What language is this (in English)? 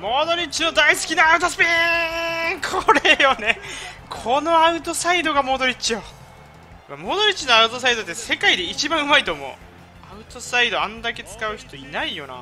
Japanese